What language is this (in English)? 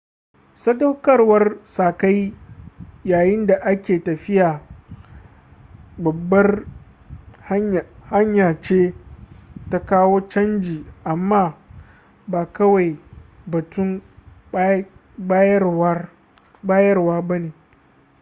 Hausa